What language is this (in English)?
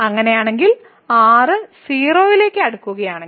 Malayalam